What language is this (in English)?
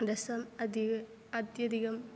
Sanskrit